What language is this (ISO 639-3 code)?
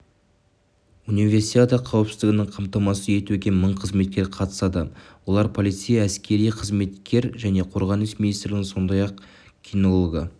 kaz